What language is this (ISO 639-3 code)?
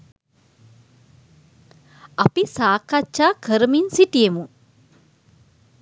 sin